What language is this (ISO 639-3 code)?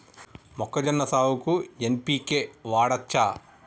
tel